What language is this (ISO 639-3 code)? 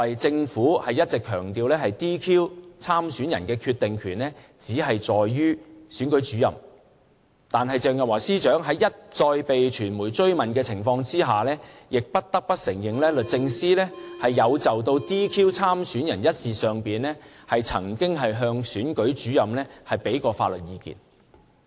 yue